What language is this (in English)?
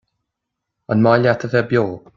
Irish